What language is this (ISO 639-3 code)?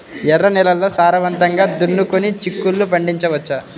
tel